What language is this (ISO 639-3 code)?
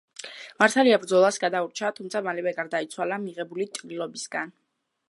kat